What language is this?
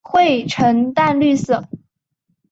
Chinese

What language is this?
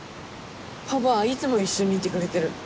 Japanese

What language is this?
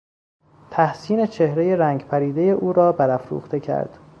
Persian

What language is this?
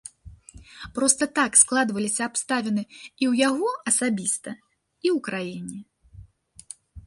Belarusian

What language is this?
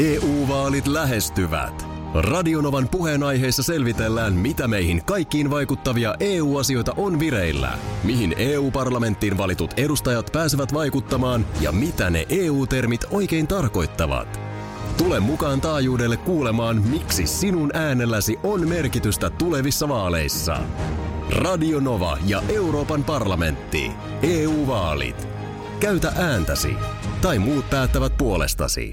Finnish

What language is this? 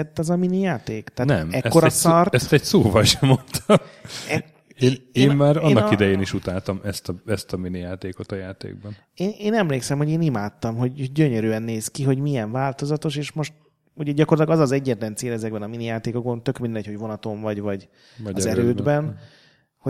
Hungarian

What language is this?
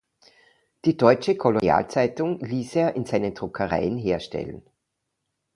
German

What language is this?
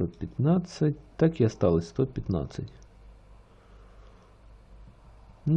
Russian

